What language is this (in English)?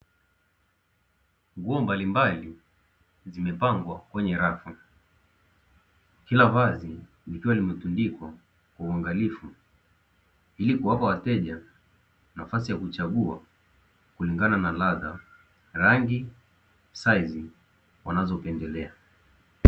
Swahili